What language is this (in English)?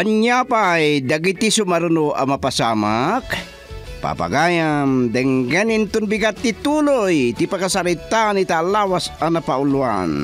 Filipino